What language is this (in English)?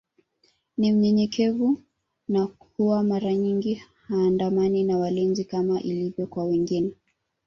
Swahili